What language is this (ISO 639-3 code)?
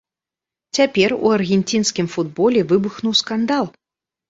bel